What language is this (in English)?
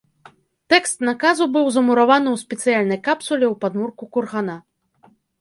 Belarusian